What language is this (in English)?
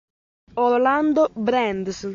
Italian